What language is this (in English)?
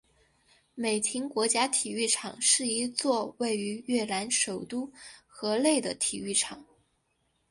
Chinese